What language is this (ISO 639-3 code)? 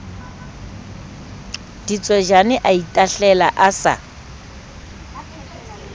sot